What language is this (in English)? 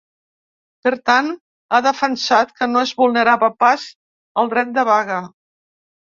Catalan